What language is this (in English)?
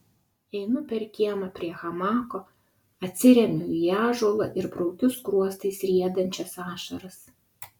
Lithuanian